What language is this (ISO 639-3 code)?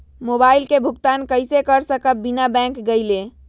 mag